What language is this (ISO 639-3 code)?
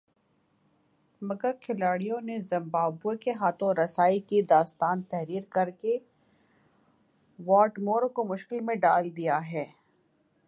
urd